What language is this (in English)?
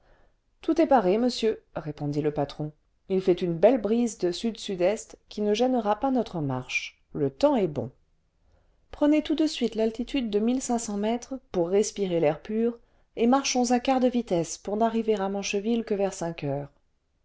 French